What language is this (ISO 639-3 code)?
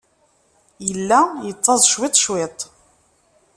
kab